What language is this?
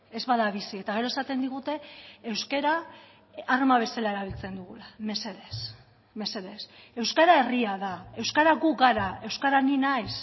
Basque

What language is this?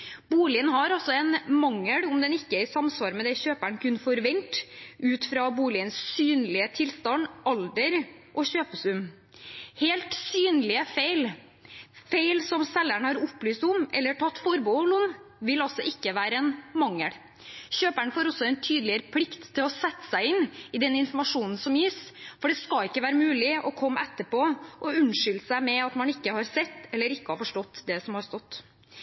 Norwegian Bokmål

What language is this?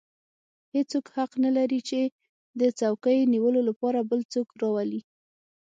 Pashto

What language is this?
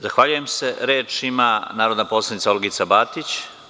Serbian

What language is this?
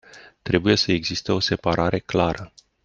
Romanian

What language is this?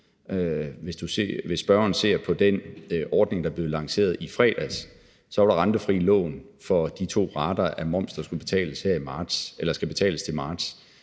Danish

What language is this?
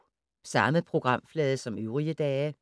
Danish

